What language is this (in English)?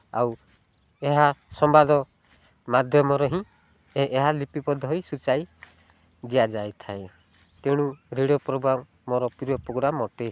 Odia